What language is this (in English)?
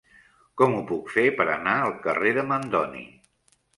Catalan